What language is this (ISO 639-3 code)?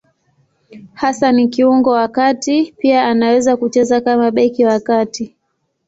swa